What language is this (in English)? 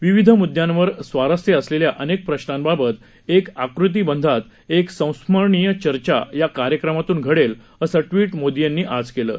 Marathi